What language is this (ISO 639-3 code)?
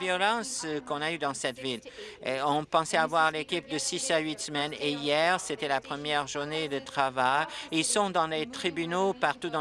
fra